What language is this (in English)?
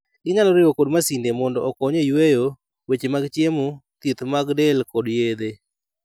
Luo (Kenya and Tanzania)